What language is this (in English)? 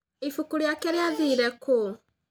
Kikuyu